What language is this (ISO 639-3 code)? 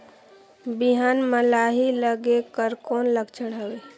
hne